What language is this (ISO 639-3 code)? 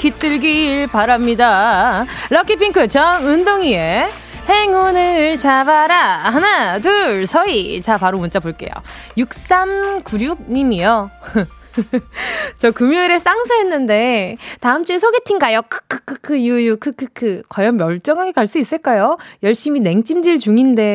kor